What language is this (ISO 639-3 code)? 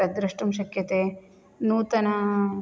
san